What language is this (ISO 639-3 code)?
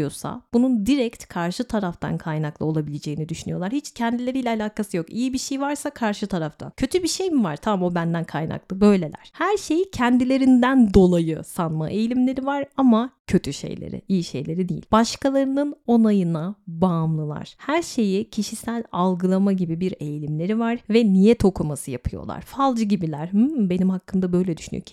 tur